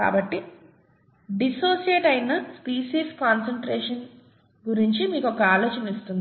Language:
Telugu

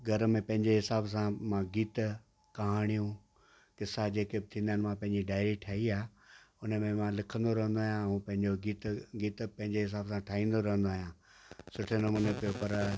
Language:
Sindhi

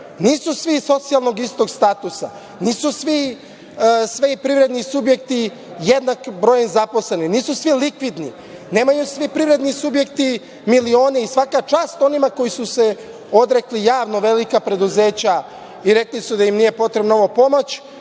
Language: Serbian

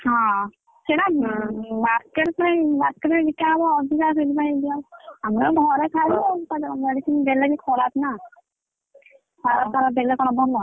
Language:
Odia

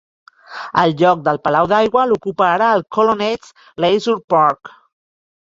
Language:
Catalan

